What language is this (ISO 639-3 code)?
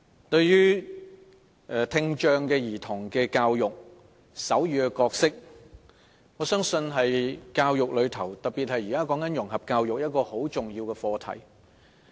yue